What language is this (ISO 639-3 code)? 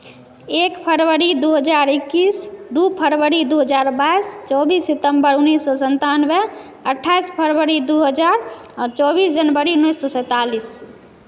mai